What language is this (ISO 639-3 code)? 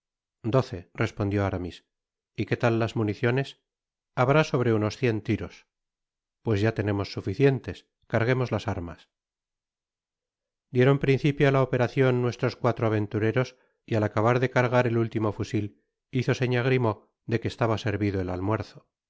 spa